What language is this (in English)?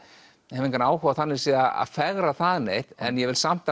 Icelandic